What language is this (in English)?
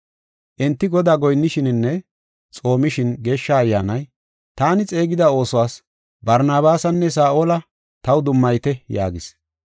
Gofa